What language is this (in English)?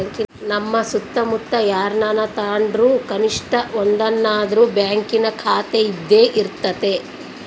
Kannada